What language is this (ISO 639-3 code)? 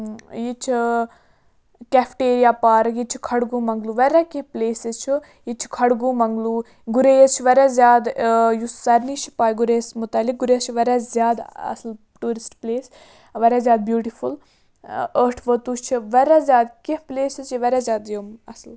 kas